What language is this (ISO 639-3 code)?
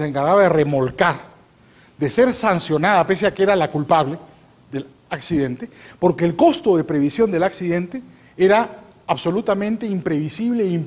spa